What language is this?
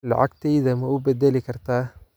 Somali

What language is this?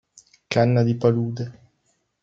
Italian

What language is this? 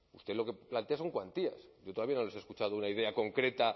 Spanish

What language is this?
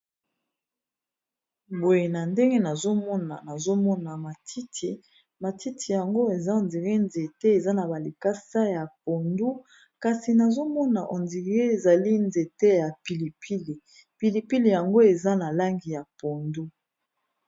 Lingala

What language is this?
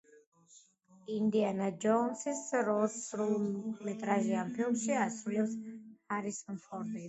Georgian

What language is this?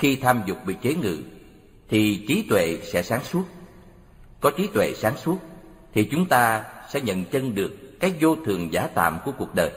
Vietnamese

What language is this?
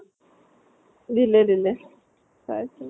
Assamese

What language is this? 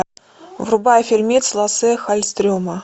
Russian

